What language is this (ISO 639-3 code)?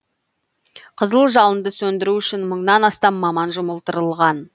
kaz